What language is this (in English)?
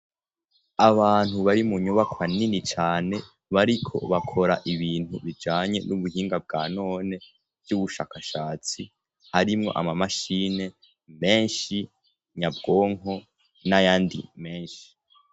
Rundi